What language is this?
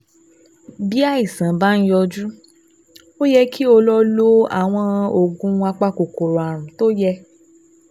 Yoruba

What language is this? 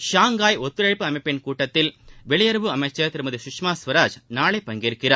Tamil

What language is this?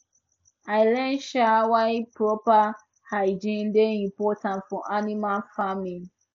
Nigerian Pidgin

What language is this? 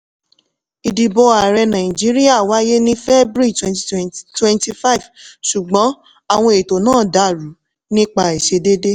Yoruba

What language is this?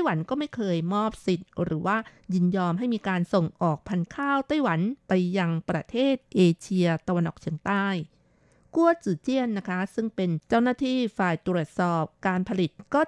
Thai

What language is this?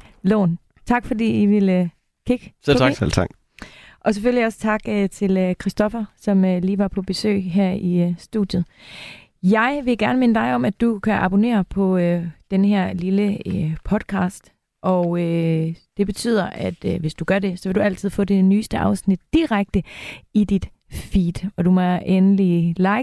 Danish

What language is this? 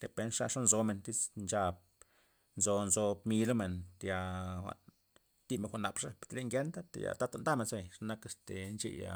Loxicha Zapotec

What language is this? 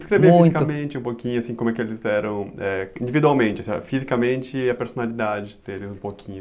Portuguese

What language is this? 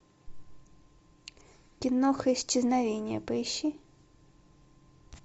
Russian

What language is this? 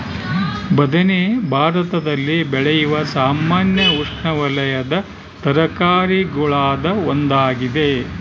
Kannada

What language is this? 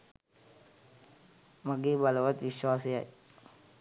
Sinhala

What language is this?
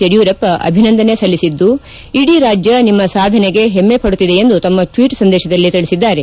Kannada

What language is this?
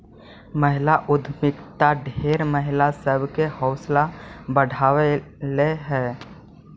Magahi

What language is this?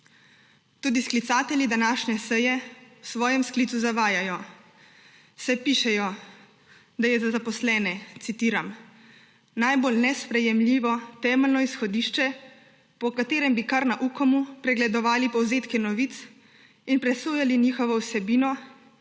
Slovenian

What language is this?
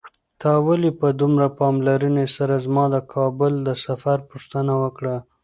Pashto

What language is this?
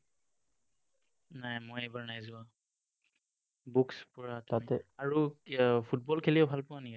Assamese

